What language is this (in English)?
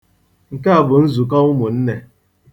Igbo